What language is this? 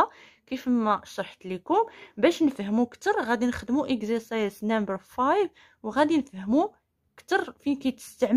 Arabic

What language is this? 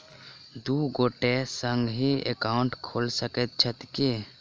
Maithili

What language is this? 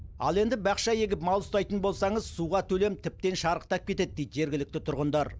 Kazakh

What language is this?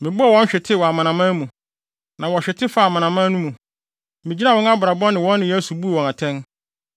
Akan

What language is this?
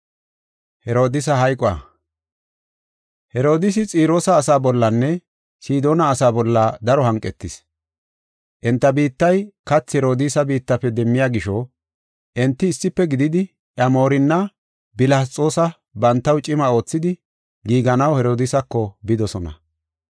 Gofa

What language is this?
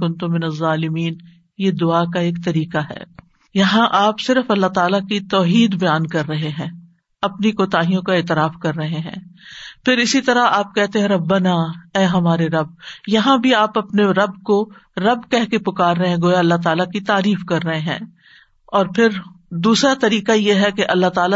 Urdu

